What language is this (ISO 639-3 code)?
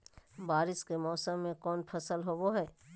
mag